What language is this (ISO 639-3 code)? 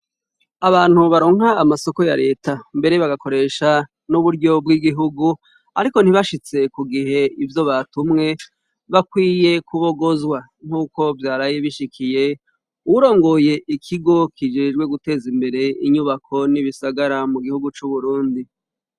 run